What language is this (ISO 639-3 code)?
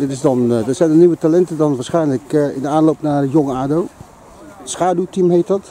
nld